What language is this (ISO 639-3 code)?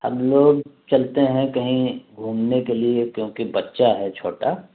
urd